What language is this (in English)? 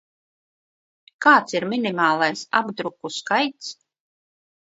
Latvian